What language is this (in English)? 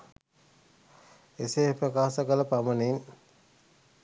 Sinhala